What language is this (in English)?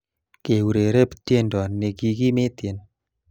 Kalenjin